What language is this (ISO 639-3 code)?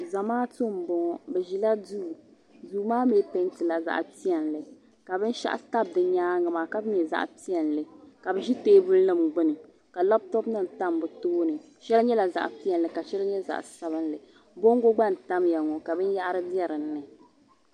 dag